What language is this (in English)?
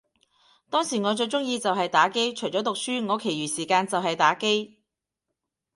Cantonese